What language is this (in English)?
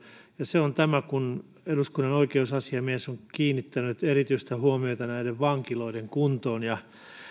Finnish